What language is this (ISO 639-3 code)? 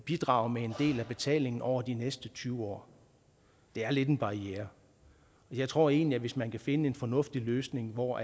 dan